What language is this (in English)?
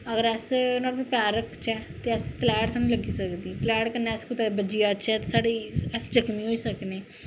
Dogri